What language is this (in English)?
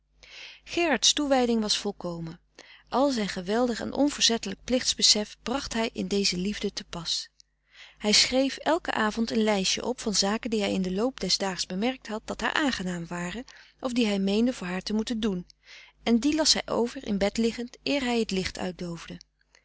Dutch